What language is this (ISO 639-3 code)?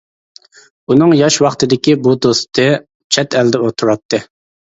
uig